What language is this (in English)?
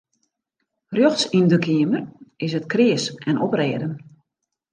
Western Frisian